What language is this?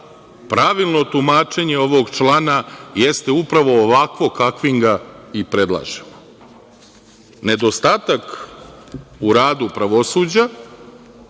Serbian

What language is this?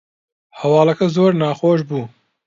Central Kurdish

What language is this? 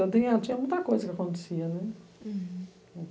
Portuguese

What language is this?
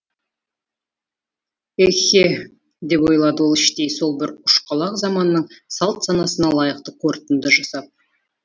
Kazakh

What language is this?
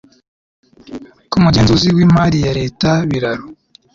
Kinyarwanda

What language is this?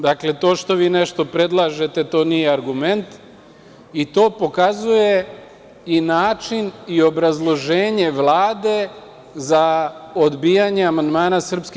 Serbian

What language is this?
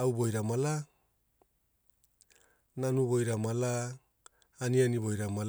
Hula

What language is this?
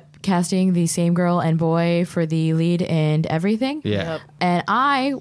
English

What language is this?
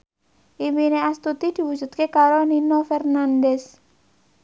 Javanese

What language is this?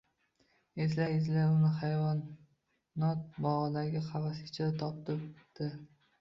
Uzbek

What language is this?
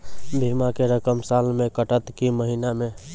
Maithili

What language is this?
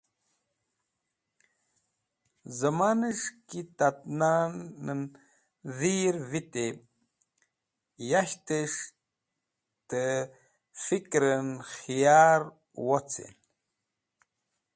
Wakhi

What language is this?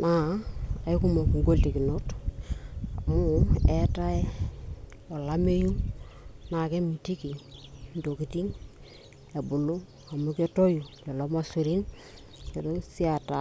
Masai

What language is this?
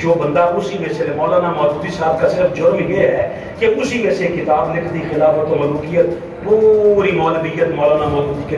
Hindi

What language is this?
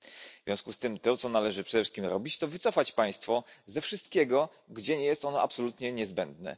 Polish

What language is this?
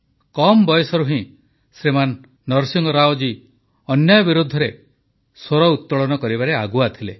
Odia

